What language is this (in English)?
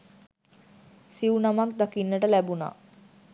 Sinhala